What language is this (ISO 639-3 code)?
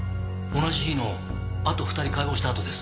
jpn